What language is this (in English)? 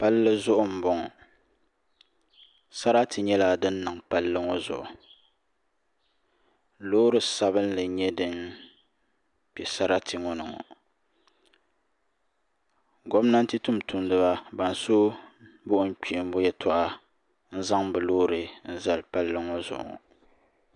Dagbani